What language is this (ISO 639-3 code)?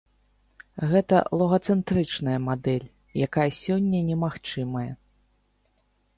bel